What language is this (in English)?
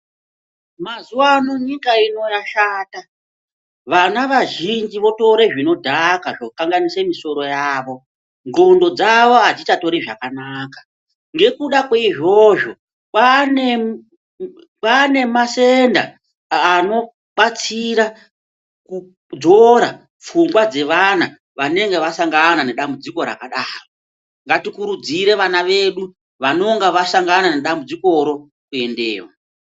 Ndau